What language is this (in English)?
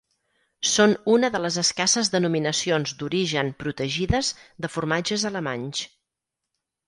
Catalan